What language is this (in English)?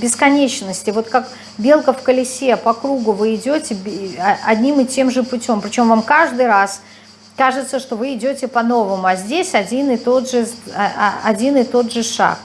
Russian